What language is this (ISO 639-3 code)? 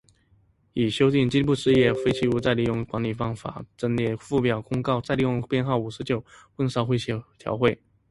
zho